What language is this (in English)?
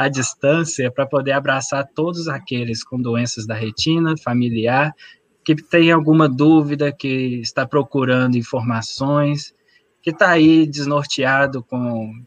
Portuguese